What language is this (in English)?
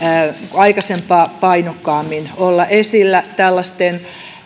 Finnish